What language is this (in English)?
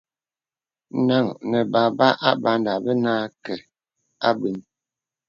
Bebele